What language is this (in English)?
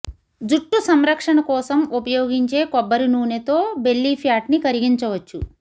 Telugu